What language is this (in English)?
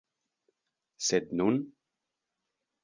Esperanto